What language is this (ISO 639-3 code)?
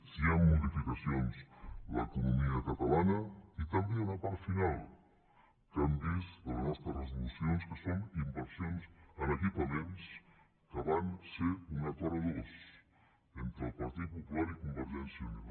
cat